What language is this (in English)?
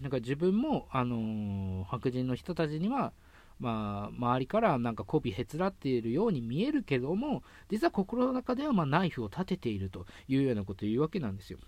Japanese